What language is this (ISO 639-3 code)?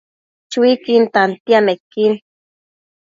mcf